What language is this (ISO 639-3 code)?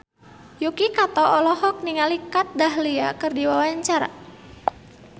sun